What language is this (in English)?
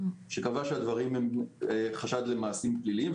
Hebrew